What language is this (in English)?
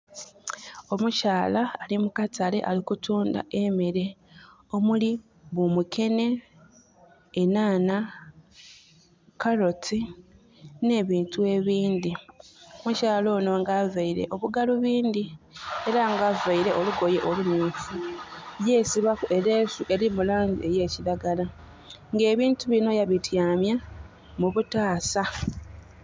Soga